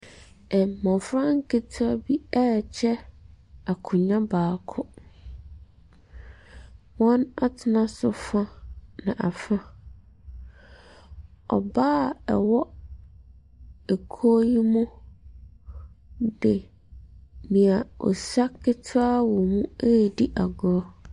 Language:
Akan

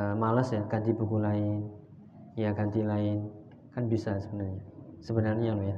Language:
Indonesian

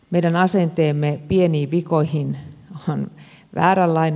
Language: Finnish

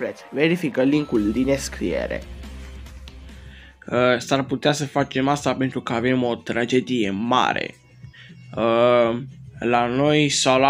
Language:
Romanian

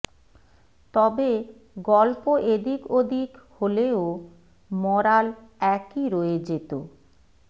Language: Bangla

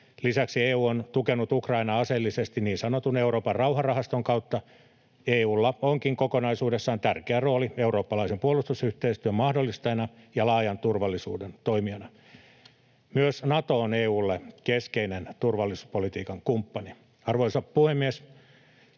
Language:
Finnish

